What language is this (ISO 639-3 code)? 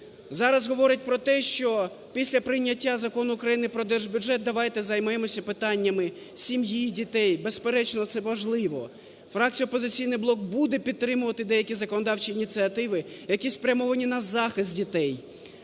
ukr